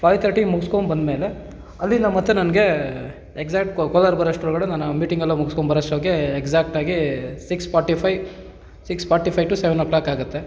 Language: Kannada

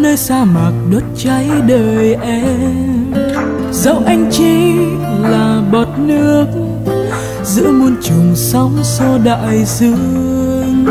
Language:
Vietnamese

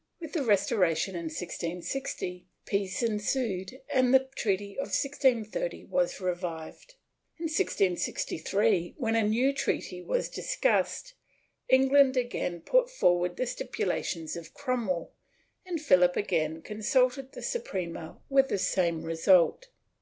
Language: English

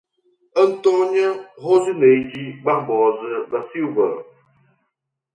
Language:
Portuguese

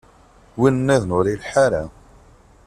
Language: Kabyle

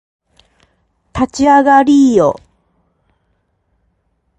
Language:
Japanese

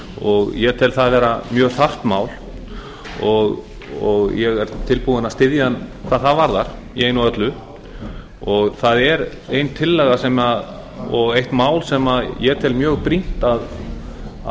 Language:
Icelandic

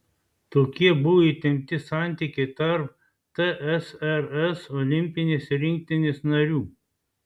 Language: Lithuanian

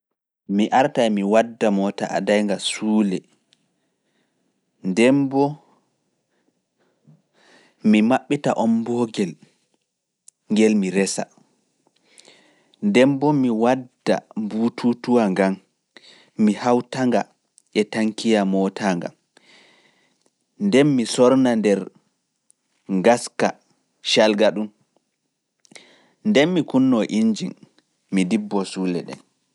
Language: Fula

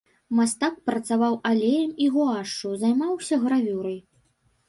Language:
Belarusian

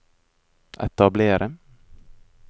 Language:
Norwegian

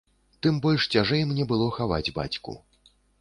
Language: Belarusian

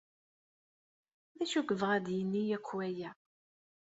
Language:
Kabyle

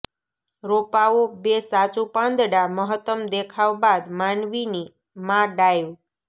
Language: Gujarati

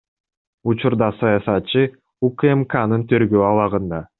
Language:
Kyrgyz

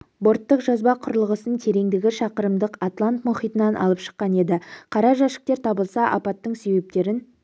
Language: Kazakh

